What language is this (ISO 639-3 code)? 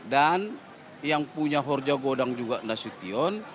ind